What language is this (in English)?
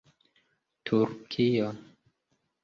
Esperanto